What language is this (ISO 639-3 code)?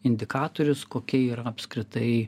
lit